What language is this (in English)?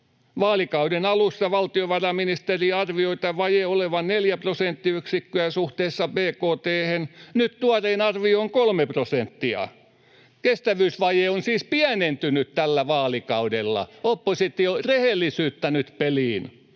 Finnish